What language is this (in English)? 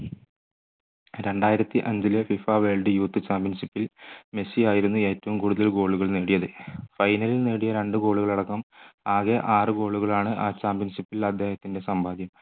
Malayalam